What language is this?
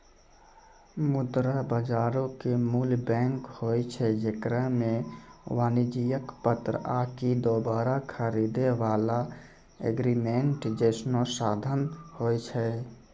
Maithili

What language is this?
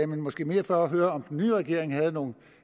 Danish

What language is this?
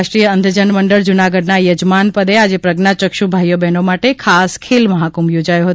Gujarati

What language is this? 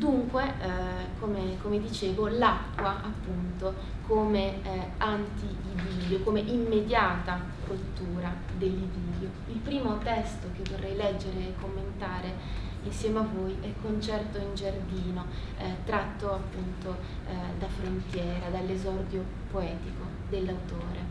Italian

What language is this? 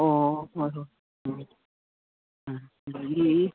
Manipuri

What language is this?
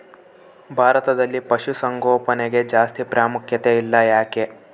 Kannada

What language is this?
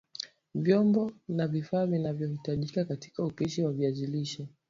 Swahili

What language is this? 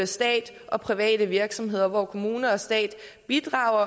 Danish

